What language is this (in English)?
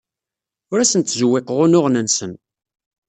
Kabyle